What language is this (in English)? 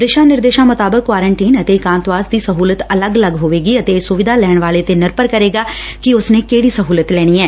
Punjabi